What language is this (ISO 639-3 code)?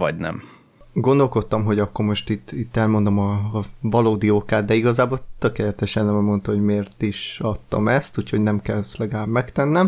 hun